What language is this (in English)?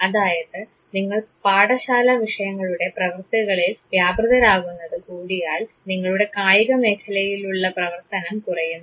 Malayalam